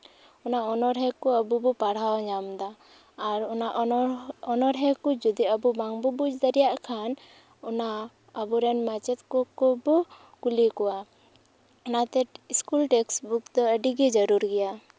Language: Santali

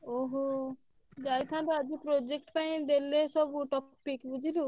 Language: Odia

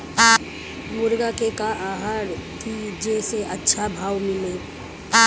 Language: Bhojpuri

